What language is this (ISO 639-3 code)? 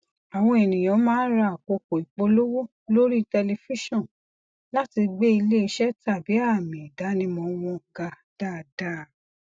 yor